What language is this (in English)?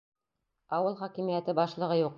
Bashkir